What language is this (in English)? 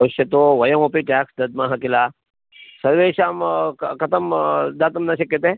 Sanskrit